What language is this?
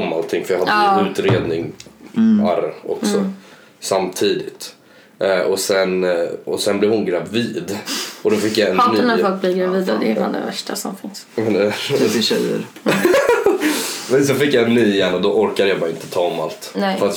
Swedish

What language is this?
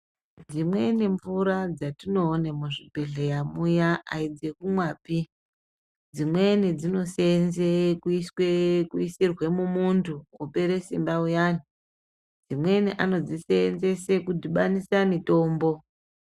Ndau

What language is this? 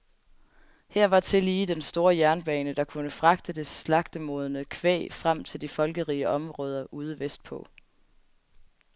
Danish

